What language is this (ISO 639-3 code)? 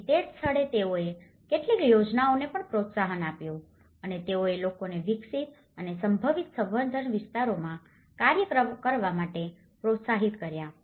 guj